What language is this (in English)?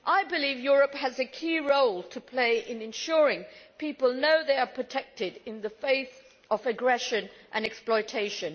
English